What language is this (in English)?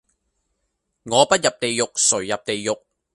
Cantonese